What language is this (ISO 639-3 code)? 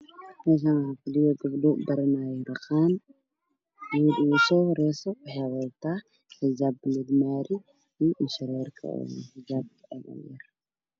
som